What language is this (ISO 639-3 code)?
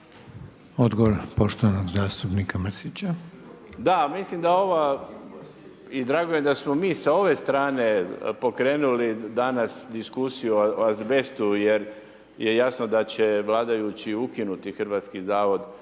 hrv